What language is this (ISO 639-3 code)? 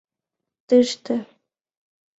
chm